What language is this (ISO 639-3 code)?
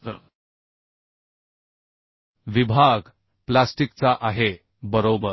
mar